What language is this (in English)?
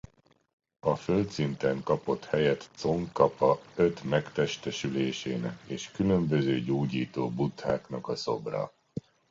Hungarian